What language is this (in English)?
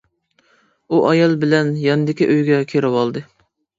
Uyghur